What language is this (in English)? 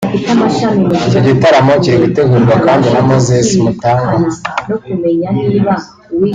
Kinyarwanda